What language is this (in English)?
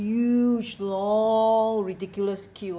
English